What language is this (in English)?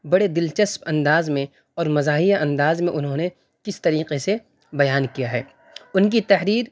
Urdu